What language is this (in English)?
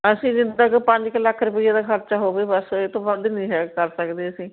Punjabi